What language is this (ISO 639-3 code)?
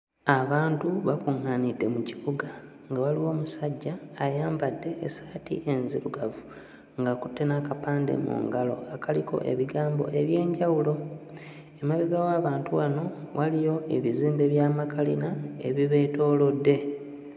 lug